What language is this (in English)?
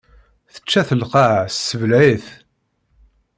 Kabyle